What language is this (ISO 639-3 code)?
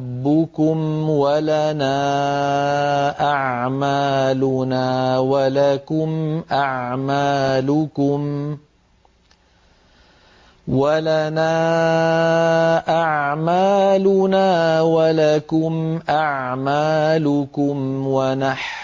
ara